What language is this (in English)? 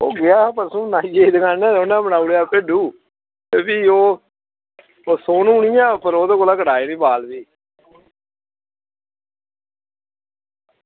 Dogri